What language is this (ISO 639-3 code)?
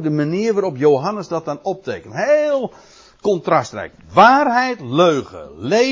nld